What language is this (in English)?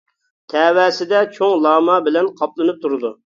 Uyghur